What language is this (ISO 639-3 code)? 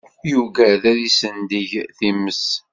kab